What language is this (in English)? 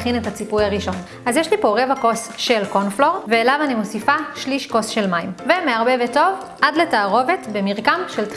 Hebrew